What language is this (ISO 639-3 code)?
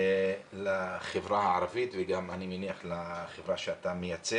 heb